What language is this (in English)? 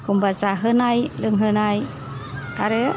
Bodo